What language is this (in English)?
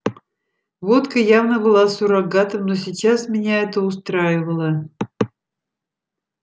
Russian